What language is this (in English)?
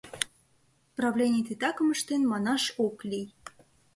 Mari